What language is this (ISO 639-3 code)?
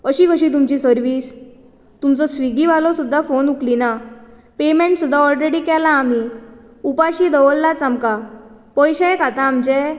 kok